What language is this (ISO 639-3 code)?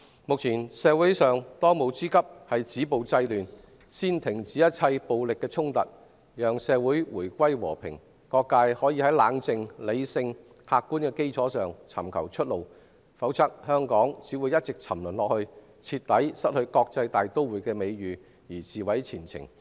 yue